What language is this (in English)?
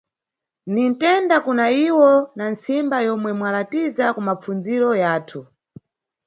Nyungwe